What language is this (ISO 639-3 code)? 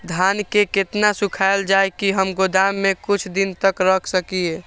mai